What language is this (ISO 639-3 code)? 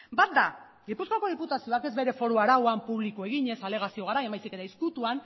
eus